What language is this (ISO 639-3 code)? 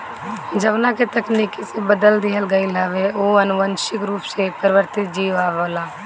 bho